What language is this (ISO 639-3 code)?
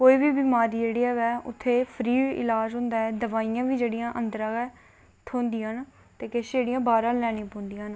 doi